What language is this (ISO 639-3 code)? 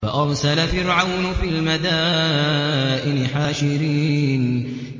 ara